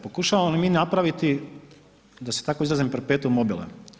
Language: Croatian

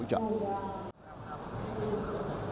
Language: Vietnamese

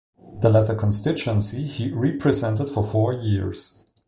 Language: English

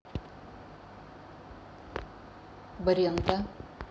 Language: Russian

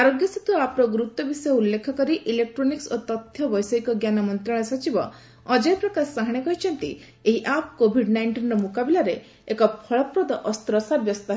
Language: Odia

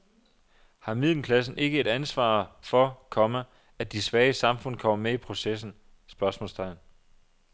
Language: Danish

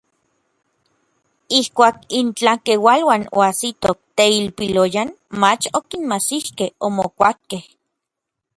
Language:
Orizaba Nahuatl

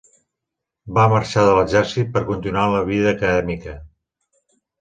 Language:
Catalan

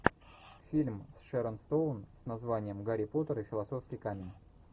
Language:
Russian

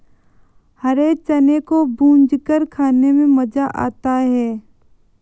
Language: Hindi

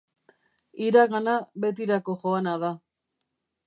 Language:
Basque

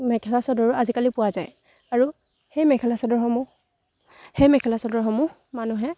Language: Assamese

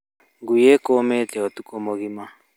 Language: Kikuyu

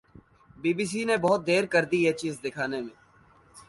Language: Urdu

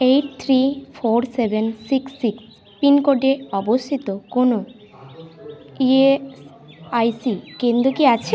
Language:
Bangla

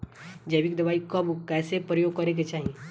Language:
Bhojpuri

